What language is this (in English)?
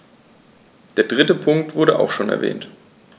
German